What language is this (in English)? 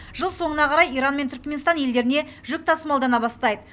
Kazakh